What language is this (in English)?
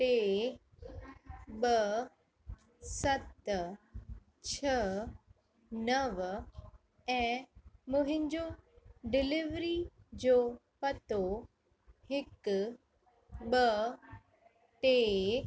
Sindhi